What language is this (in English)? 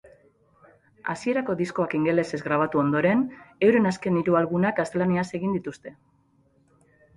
Basque